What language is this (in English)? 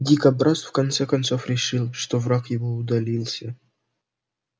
Russian